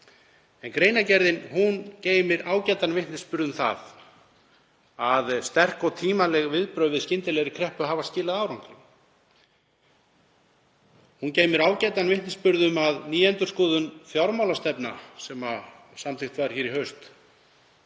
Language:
Icelandic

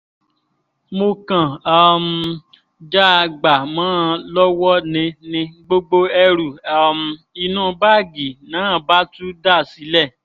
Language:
Yoruba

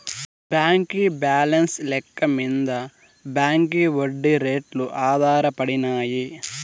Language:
Telugu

